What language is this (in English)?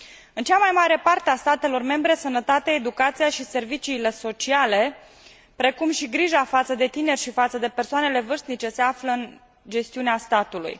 Romanian